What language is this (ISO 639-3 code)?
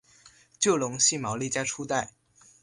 zho